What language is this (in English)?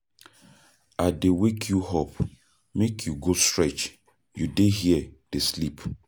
Nigerian Pidgin